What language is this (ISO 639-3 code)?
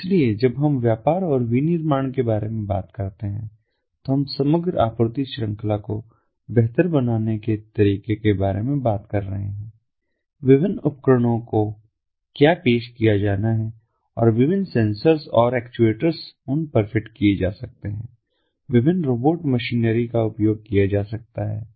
hin